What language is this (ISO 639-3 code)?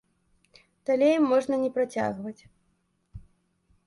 bel